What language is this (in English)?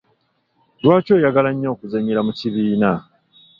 Ganda